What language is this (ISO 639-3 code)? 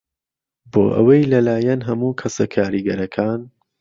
ckb